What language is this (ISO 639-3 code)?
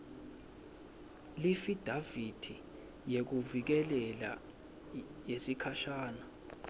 ssw